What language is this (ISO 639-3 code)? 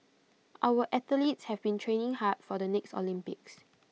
eng